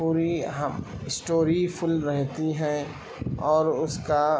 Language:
Urdu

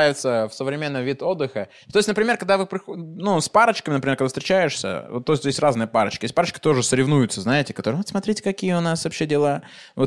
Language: Russian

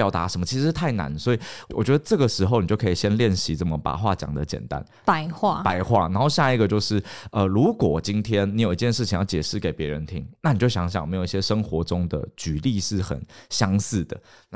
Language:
Chinese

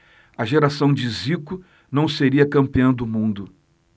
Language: Portuguese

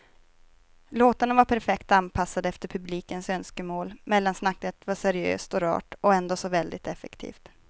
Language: Swedish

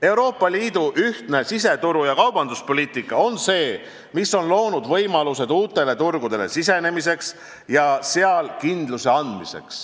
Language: Estonian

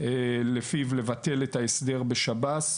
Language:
Hebrew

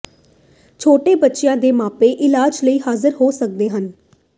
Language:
Punjabi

